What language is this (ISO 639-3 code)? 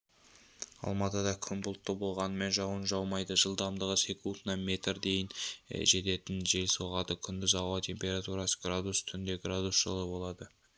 kaz